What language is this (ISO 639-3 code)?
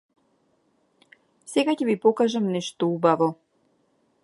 mkd